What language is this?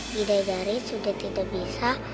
Indonesian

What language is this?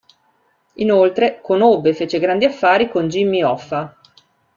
Italian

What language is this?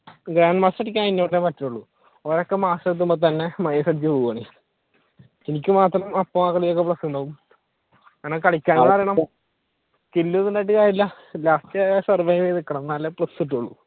Malayalam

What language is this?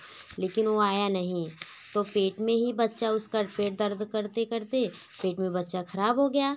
Hindi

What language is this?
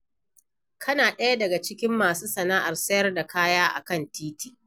Hausa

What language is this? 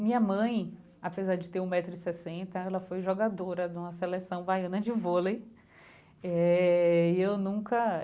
Portuguese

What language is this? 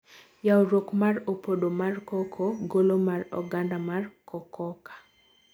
Luo (Kenya and Tanzania)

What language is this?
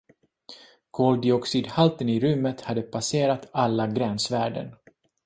Swedish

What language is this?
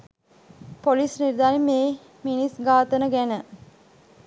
Sinhala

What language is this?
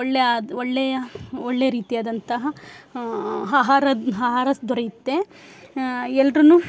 Kannada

